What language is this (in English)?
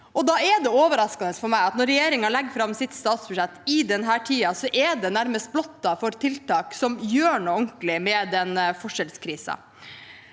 Norwegian